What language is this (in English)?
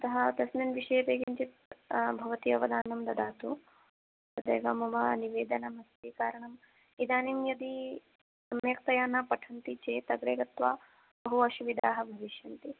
Sanskrit